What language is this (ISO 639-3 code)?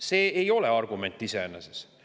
est